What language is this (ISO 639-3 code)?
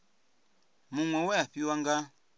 ven